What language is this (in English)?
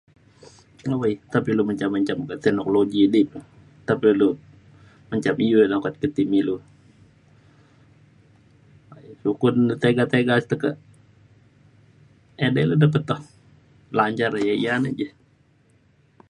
Mainstream Kenyah